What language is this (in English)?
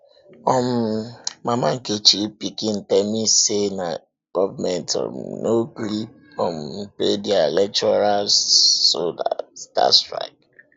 Nigerian Pidgin